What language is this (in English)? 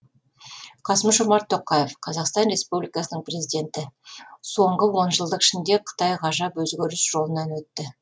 Kazakh